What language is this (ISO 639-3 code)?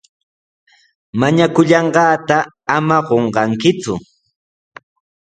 qws